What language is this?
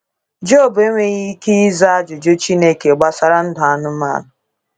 Igbo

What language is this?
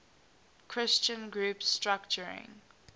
English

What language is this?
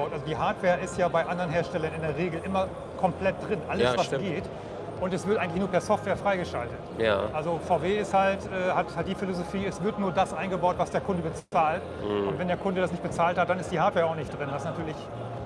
German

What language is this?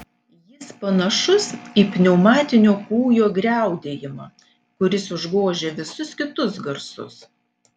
Lithuanian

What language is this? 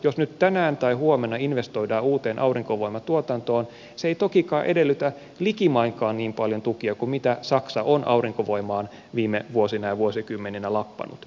Finnish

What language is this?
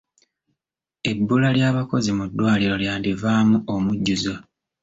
Ganda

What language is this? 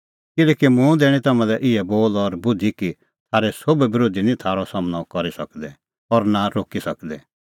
Kullu Pahari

